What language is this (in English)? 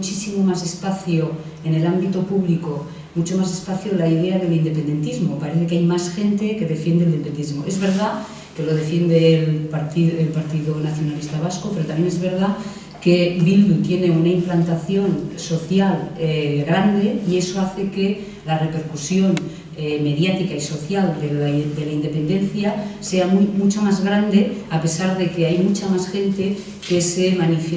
Spanish